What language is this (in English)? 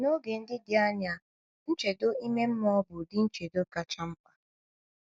Igbo